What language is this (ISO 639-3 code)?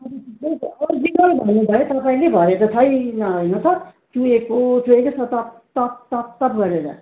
nep